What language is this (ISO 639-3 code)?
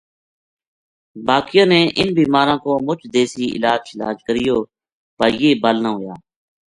gju